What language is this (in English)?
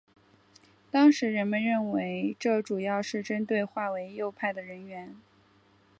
Chinese